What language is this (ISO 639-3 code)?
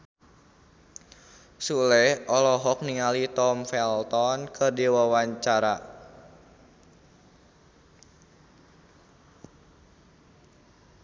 sun